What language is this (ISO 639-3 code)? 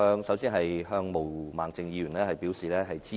yue